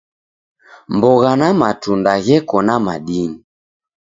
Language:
Taita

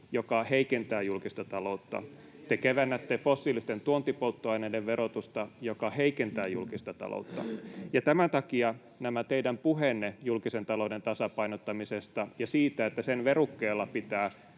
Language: Finnish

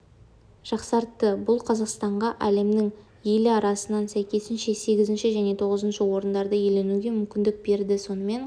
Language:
Kazakh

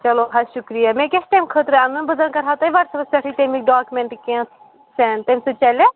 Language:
Kashmiri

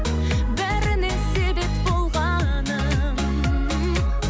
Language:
Kazakh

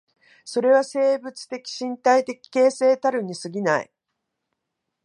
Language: Japanese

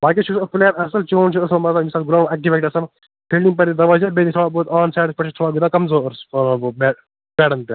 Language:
Kashmiri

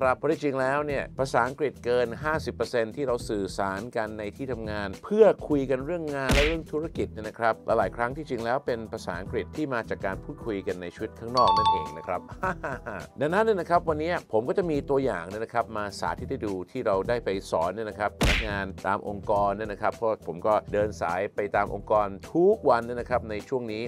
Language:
Thai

